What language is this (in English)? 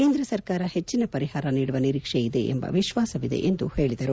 Kannada